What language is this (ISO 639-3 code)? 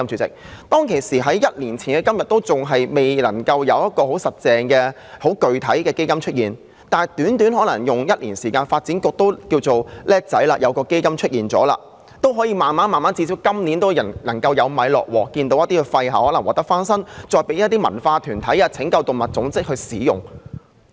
yue